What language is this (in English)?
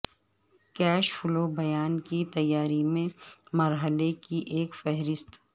Urdu